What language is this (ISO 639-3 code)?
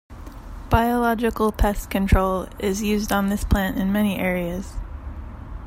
eng